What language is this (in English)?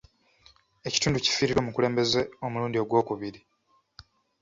Ganda